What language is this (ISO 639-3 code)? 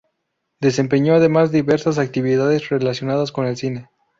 spa